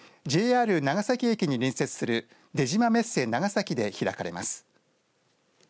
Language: Japanese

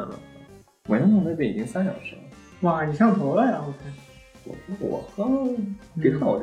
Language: Chinese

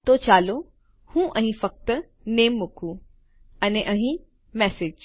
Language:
Gujarati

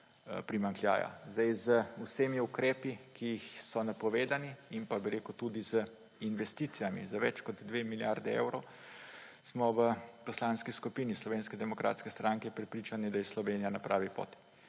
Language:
Slovenian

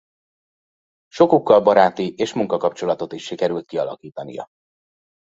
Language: Hungarian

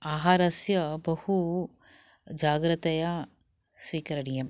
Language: Sanskrit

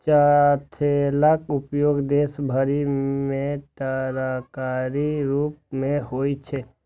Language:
Maithili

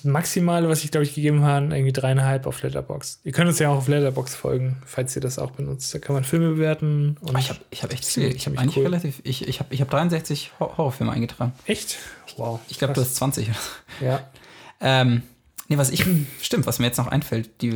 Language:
German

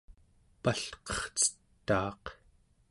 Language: Central Yupik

